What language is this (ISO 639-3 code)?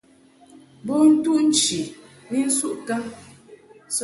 mhk